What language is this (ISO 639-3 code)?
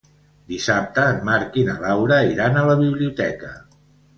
cat